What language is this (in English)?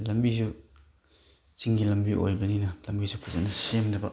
Manipuri